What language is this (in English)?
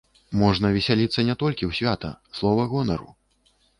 Belarusian